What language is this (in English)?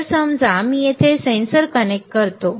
Marathi